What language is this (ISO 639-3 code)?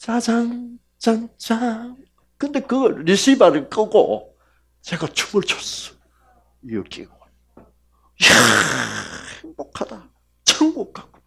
kor